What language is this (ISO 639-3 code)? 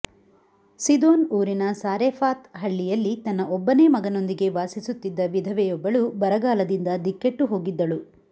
kan